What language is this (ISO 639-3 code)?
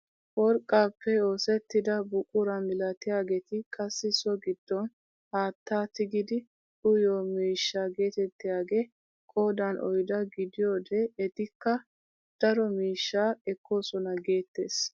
wal